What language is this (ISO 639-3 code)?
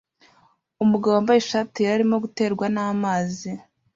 kin